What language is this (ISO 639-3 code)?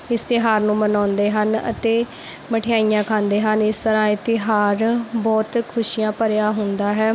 pan